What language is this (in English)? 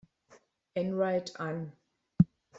German